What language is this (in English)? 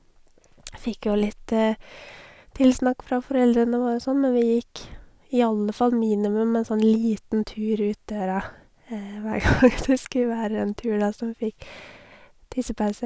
Norwegian